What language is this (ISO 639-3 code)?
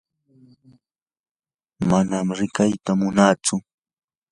qur